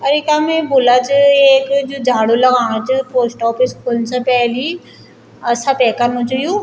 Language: Garhwali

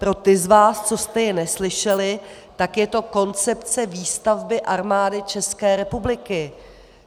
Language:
Czech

